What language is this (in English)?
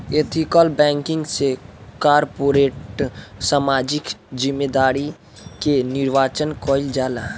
Bhojpuri